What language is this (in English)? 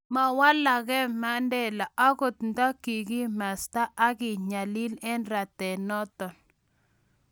Kalenjin